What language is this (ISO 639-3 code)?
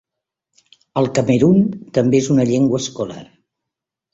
cat